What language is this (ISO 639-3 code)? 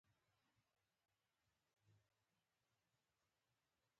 pus